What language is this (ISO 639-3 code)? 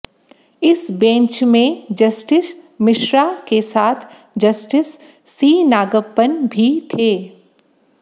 hin